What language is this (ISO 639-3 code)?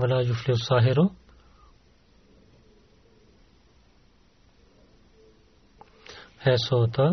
bul